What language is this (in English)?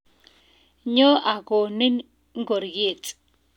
Kalenjin